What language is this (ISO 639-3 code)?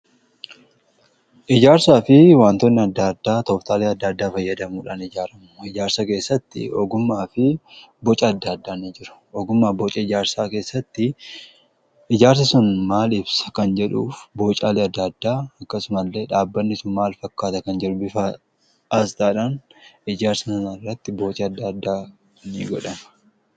orm